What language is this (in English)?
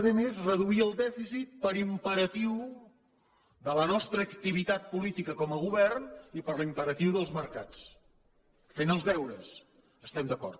Catalan